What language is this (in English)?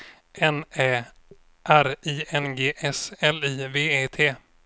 Swedish